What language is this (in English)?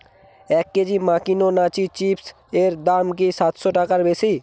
Bangla